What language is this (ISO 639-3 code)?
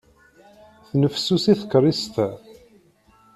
kab